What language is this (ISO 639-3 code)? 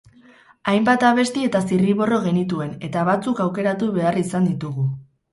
eus